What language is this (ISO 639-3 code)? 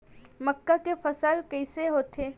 hne